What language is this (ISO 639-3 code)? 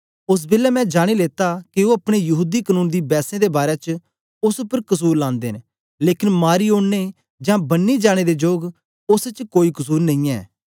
doi